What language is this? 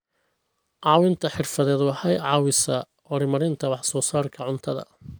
Somali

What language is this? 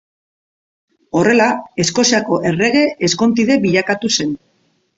Basque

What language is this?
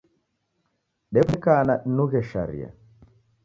Taita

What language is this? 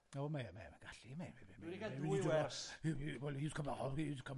Welsh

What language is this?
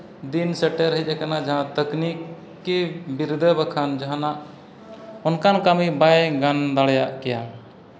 Santali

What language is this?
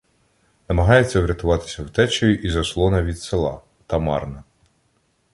Ukrainian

